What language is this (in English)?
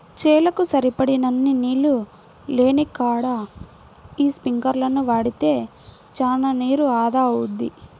Telugu